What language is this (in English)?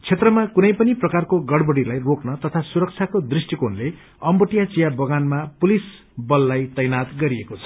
Nepali